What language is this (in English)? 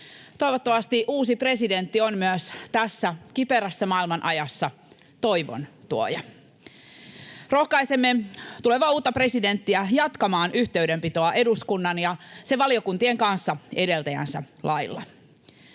Finnish